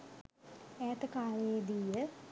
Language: Sinhala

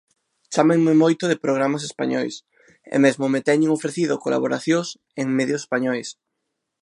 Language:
Galician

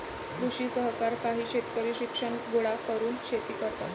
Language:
Marathi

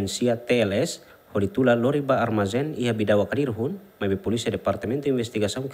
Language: Indonesian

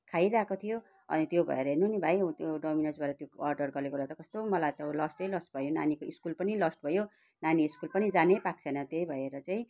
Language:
Nepali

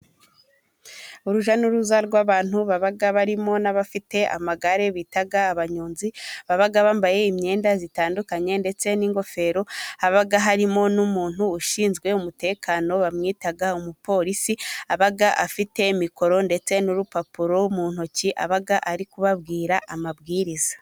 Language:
Kinyarwanda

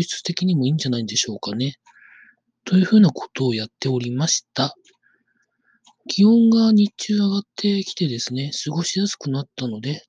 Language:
Japanese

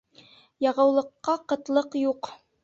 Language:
Bashkir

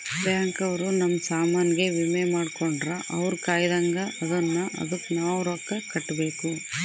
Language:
Kannada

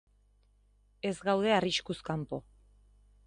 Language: Basque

